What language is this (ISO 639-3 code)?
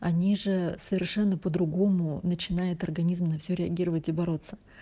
rus